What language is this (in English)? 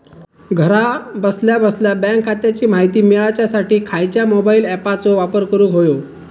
Marathi